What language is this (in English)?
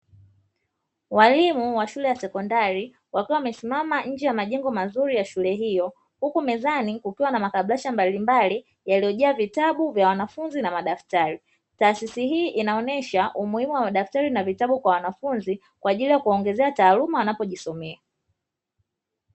Swahili